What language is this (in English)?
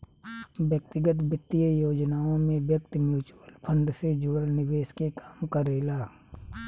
Bhojpuri